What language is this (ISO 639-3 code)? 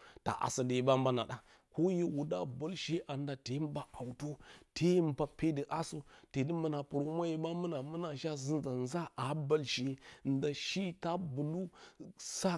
bcy